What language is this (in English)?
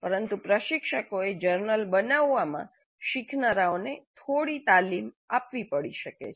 Gujarati